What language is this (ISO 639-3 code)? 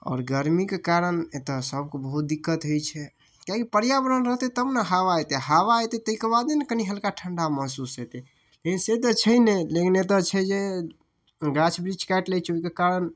mai